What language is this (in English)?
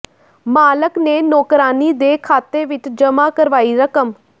Punjabi